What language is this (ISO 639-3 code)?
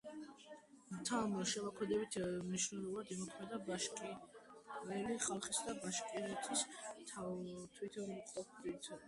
kat